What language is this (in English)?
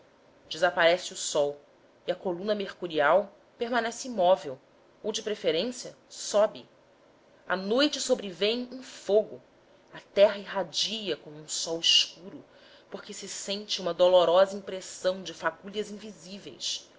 Portuguese